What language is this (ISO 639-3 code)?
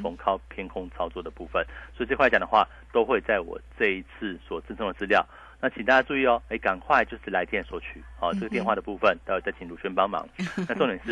zho